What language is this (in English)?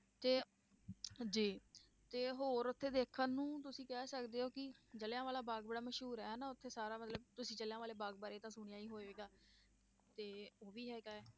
Punjabi